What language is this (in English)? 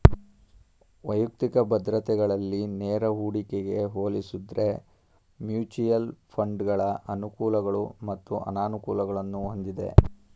Kannada